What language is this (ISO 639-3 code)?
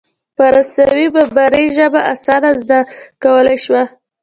pus